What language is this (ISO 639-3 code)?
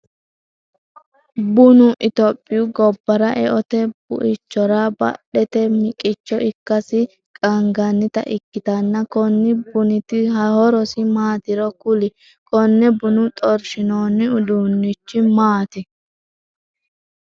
sid